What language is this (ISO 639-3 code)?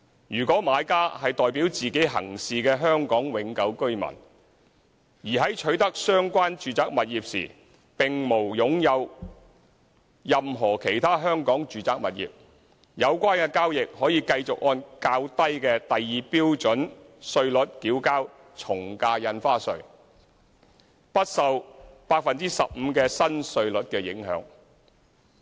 yue